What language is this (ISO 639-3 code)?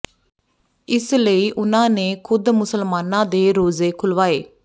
pan